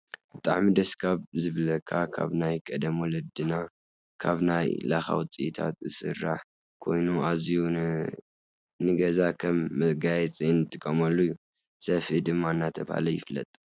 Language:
Tigrinya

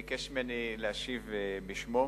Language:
Hebrew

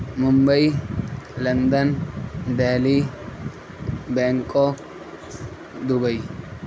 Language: Urdu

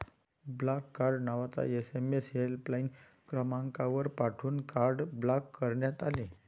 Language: Marathi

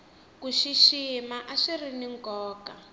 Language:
Tsonga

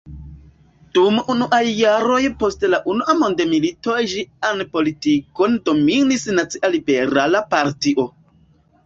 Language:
Esperanto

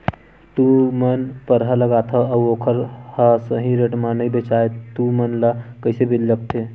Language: Chhattisgarhi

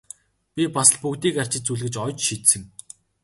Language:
Mongolian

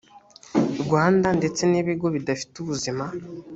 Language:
Kinyarwanda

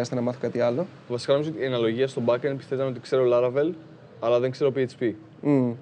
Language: Greek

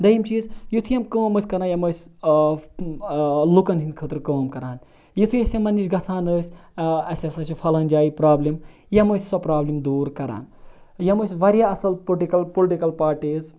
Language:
Kashmiri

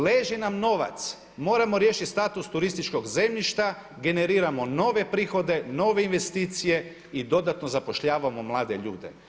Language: Croatian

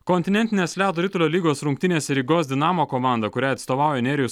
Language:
Lithuanian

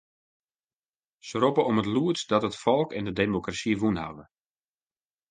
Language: Western Frisian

